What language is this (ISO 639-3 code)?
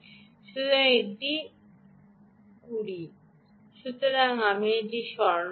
ben